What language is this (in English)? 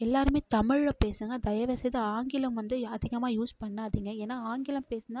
Tamil